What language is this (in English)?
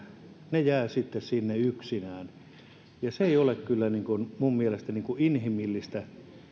Finnish